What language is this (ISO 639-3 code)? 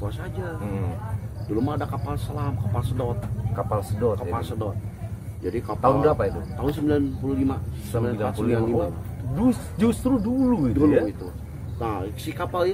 ind